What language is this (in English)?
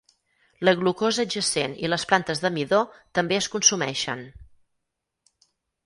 Catalan